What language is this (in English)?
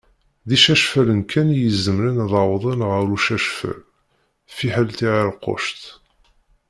Kabyle